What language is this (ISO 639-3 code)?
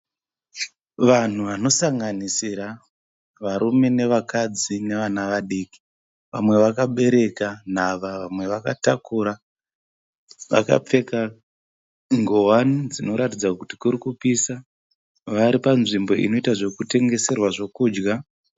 sna